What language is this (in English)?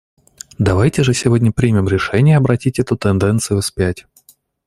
Russian